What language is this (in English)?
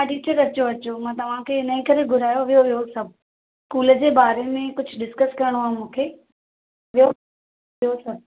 Sindhi